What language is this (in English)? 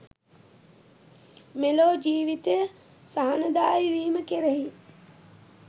Sinhala